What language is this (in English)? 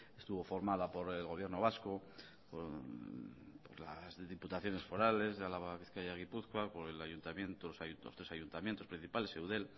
Spanish